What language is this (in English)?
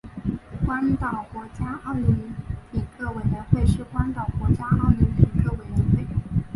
Chinese